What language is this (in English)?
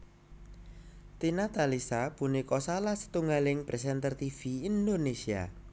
Javanese